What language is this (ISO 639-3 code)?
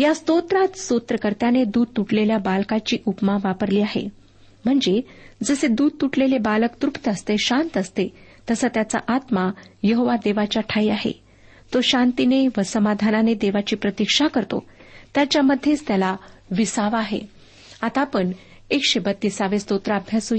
mar